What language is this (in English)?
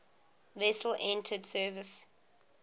English